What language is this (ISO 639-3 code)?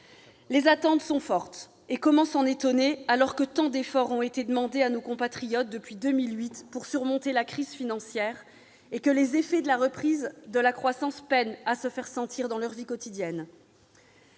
fra